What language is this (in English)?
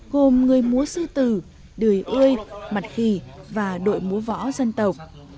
Vietnamese